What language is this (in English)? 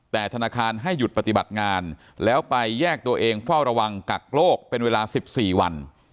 Thai